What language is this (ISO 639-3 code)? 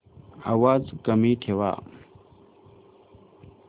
mar